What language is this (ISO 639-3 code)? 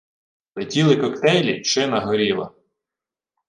ukr